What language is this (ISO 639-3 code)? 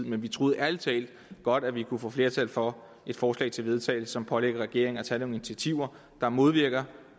dan